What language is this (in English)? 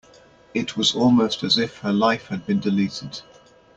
English